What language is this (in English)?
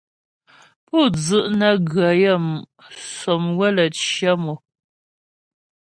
Ghomala